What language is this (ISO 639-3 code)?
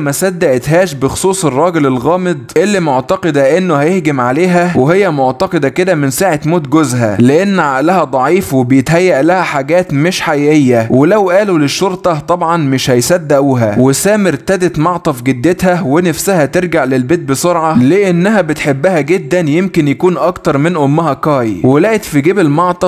ara